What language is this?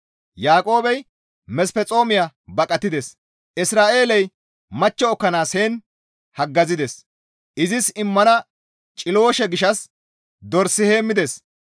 Gamo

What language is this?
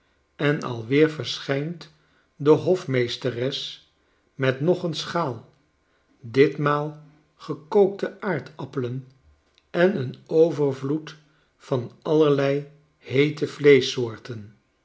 Dutch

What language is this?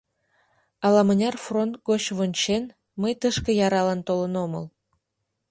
Mari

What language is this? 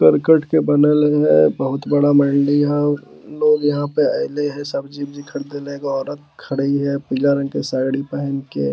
Magahi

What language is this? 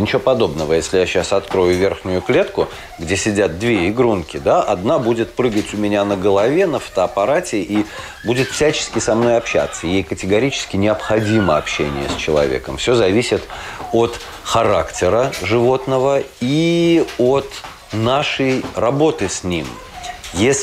Russian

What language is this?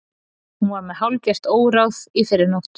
Icelandic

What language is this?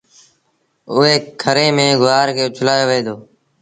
Sindhi Bhil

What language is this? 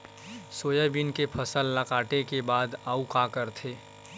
Chhattisgarhi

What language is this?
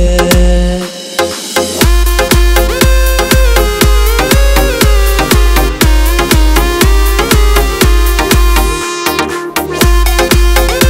Arabic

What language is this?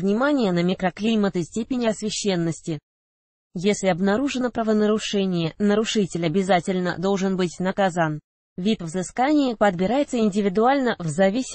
Russian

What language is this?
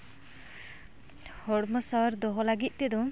Santali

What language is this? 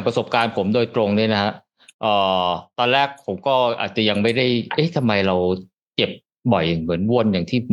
Thai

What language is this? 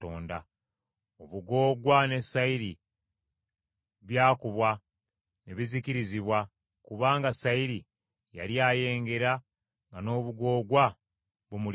Ganda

